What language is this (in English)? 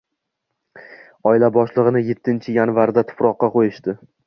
Uzbek